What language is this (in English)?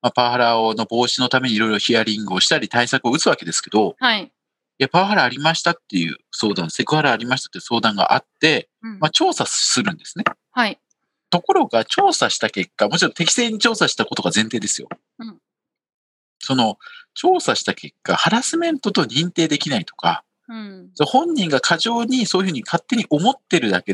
Japanese